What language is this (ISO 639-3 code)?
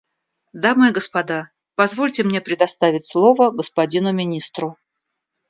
rus